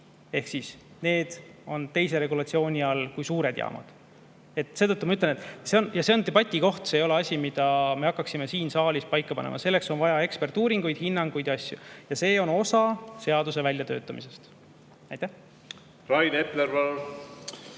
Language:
Estonian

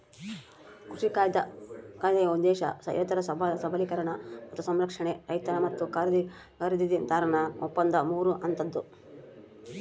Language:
Kannada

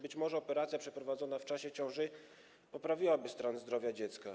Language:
Polish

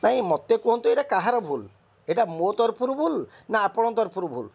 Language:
Odia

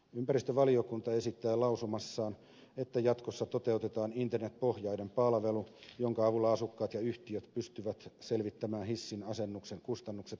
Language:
Finnish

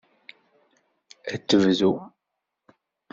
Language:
Kabyle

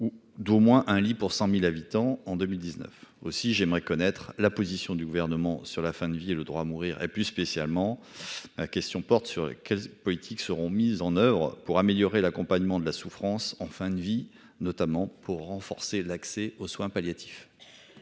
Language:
French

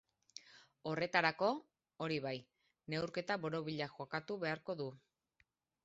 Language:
Basque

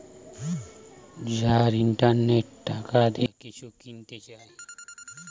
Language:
Bangla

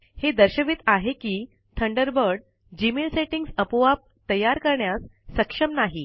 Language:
Marathi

